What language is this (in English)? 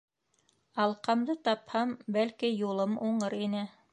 Bashkir